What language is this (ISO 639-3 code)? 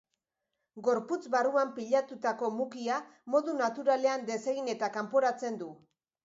eus